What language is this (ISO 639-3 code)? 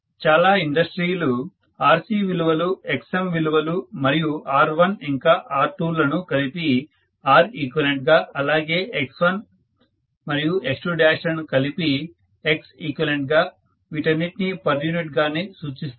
tel